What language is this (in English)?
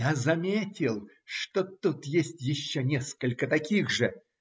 Russian